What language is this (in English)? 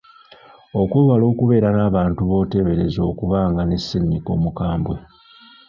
Ganda